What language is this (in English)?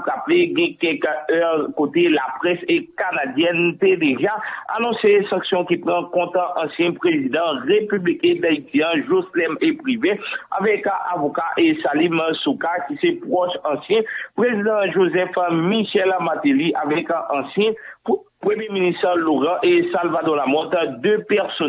French